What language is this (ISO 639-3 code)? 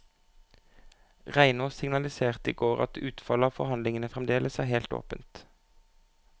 nor